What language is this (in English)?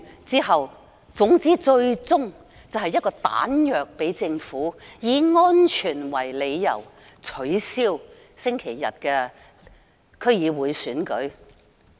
Cantonese